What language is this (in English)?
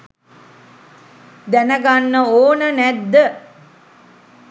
Sinhala